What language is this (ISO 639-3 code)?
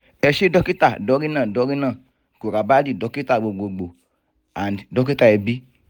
yor